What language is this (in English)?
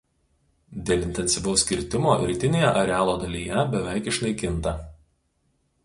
Lithuanian